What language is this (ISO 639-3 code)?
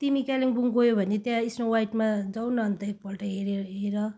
nep